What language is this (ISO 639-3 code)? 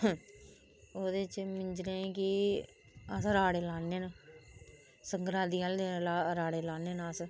doi